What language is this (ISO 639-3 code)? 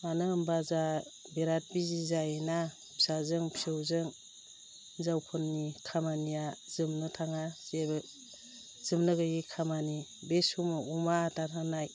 brx